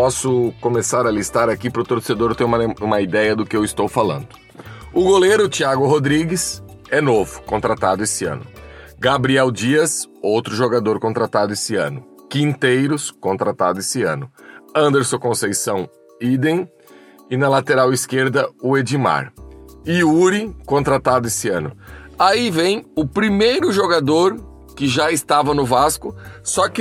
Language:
Portuguese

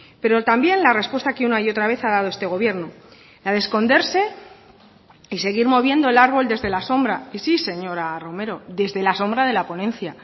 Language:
Spanish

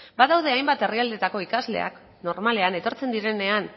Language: Basque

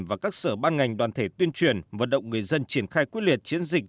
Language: Vietnamese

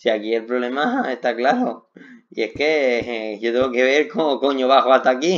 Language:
Spanish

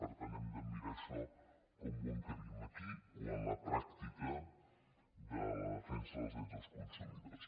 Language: Catalan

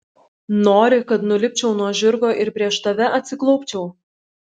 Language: Lithuanian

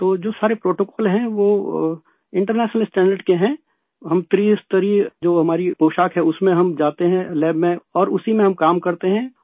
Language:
Urdu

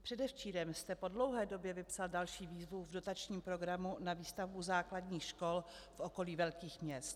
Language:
Czech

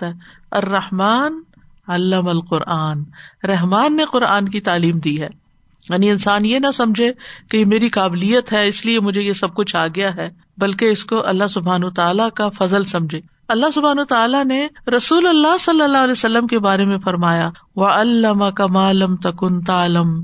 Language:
Urdu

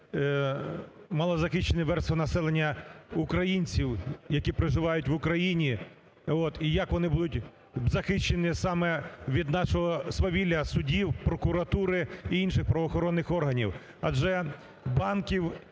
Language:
Ukrainian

